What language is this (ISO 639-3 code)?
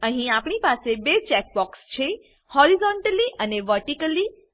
guj